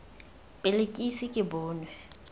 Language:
Tswana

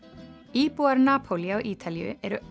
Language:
Icelandic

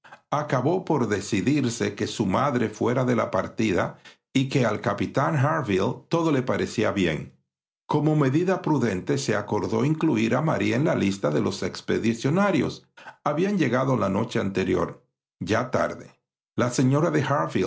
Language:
Spanish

